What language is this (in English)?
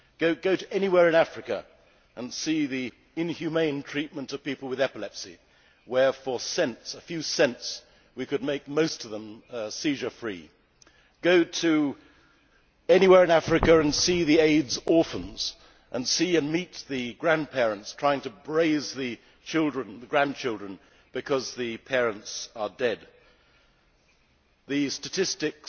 English